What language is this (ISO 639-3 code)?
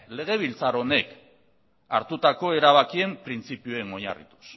eus